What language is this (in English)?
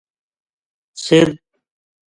Gujari